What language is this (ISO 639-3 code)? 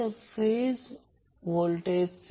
mar